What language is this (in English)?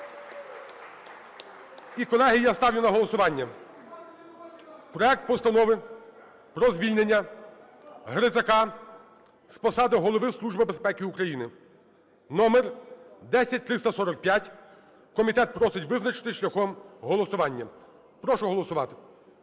Ukrainian